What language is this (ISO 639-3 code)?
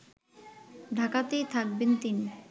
ben